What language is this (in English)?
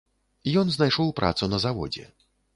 Belarusian